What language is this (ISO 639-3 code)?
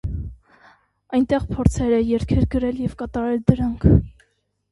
hye